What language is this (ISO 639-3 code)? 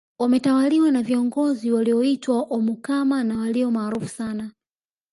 swa